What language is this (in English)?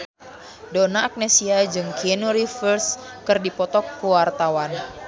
Sundanese